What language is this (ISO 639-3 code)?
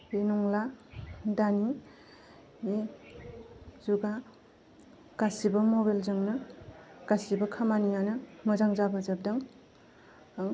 brx